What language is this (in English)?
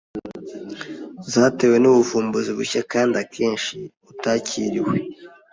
Kinyarwanda